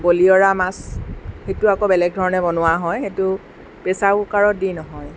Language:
Assamese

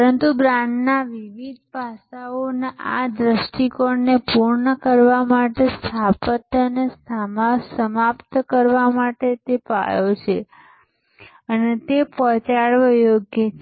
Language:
Gujarati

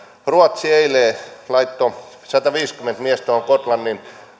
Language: Finnish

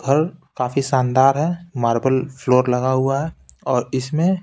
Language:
Hindi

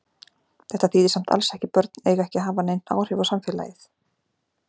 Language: Icelandic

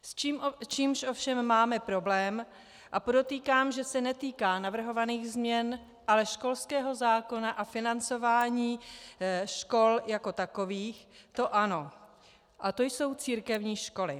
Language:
Czech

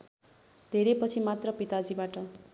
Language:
Nepali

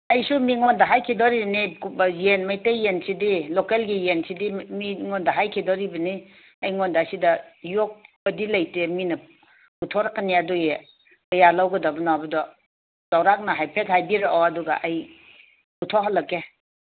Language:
Manipuri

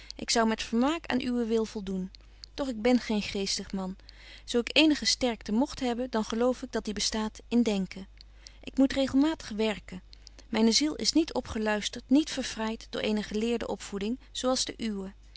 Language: Dutch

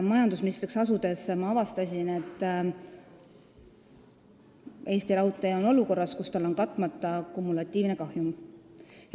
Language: Estonian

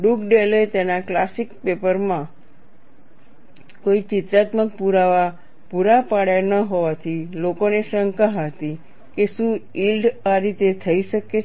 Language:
Gujarati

